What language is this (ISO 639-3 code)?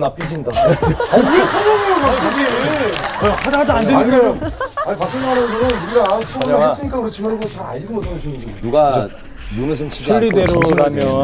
kor